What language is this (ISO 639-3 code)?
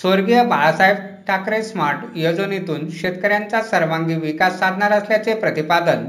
mar